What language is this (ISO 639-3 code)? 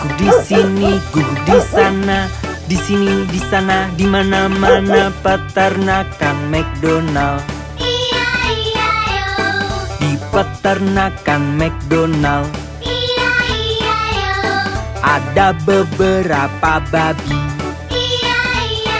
ind